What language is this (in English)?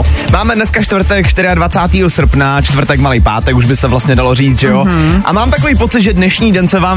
Czech